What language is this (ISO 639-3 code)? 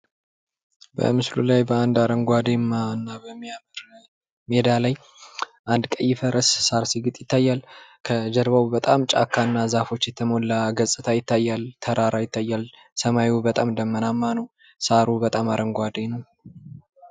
amh